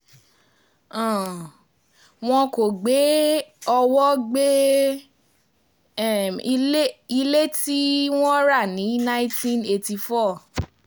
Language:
Yoruba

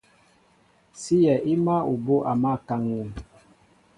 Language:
Mbo (Cameroon)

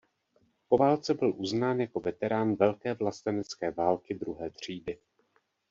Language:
Czech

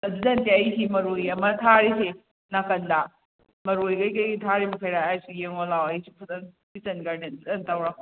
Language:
Manipuri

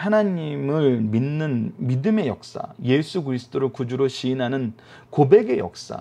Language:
Korean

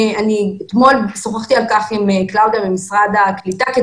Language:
Hebrew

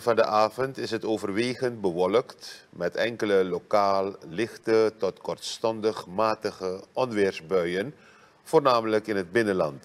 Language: Dutch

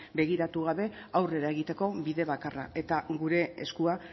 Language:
Basque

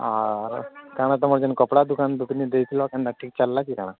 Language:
Odia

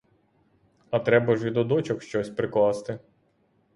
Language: Ukrainian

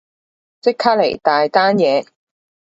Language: Cantonese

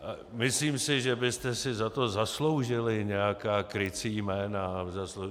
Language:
Czech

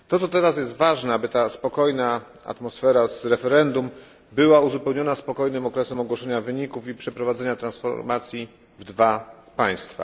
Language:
Polish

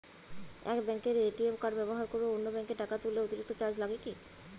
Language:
Bangla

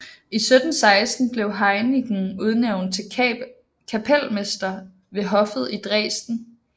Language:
Danish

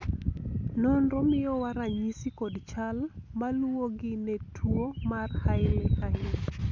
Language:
Luo (Kenya and Tanzania)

